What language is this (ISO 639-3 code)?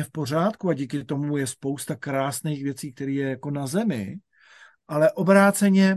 ces